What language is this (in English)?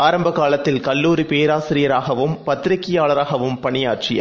Tamil